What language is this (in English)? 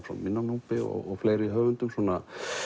Icelandic